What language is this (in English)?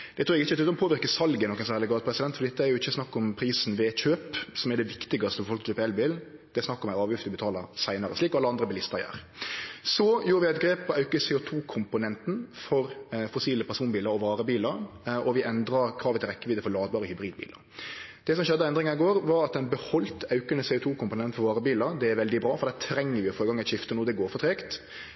Norwegian Nynorsk